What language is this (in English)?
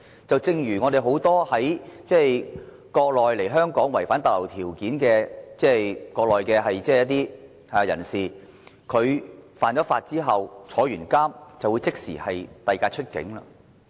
Cantonese